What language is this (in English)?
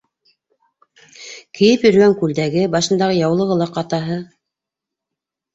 Bashkir